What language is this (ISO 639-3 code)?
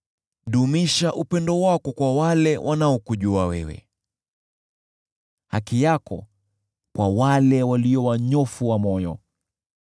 swa